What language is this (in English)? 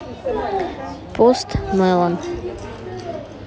Russian